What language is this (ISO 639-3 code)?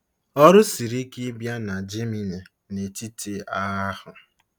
ibo